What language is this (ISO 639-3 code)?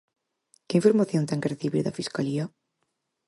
glg